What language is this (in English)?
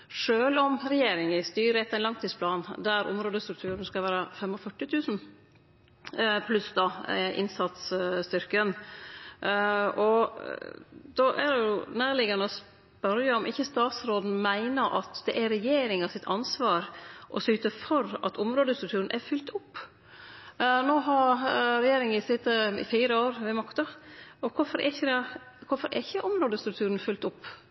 Norwegian Nynorsk